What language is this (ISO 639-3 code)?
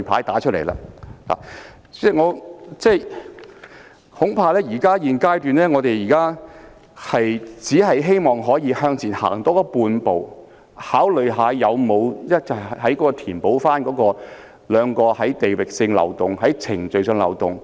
yue